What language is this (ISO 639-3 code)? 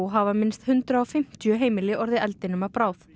isl